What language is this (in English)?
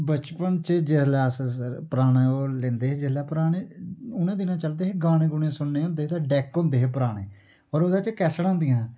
Dogri